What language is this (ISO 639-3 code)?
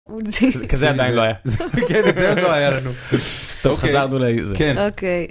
heb